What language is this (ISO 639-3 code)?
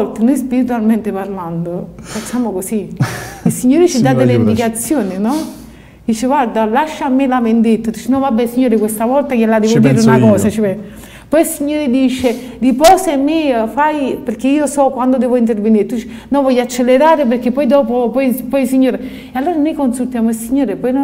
ita